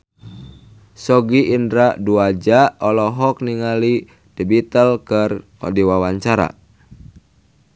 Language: Sundanese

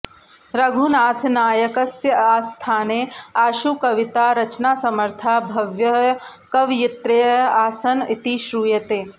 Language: Sanskrit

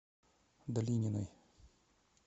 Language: Russian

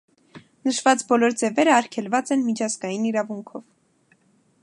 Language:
Armenian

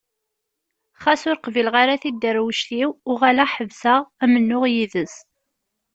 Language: Kabyle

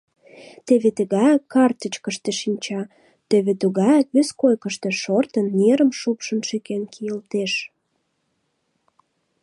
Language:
Mari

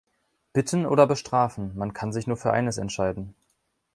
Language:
German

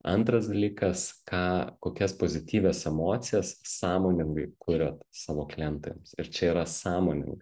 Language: Lithuanian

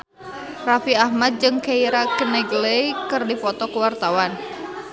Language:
Sundanese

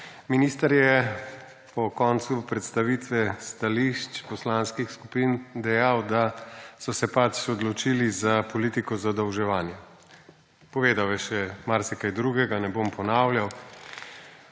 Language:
Slovenian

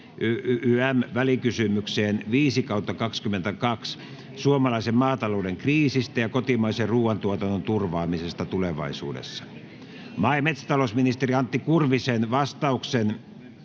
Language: Finnish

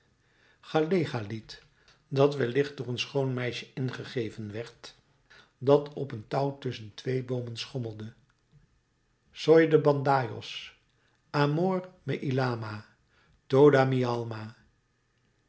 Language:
Dutch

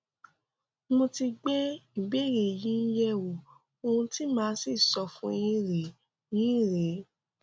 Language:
Yoruba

